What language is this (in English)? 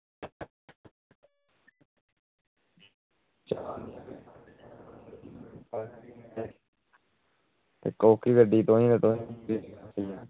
Dogri